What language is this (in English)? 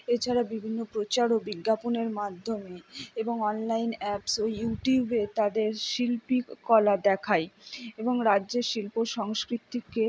Bangla